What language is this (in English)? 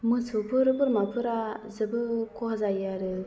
Bodo